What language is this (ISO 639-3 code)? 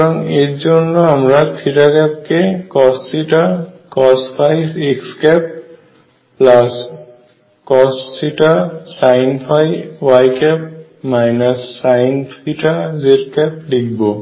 ben